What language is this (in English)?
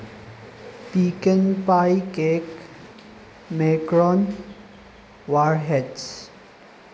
Manipuri